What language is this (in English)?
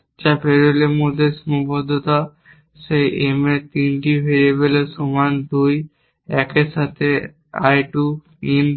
Bangla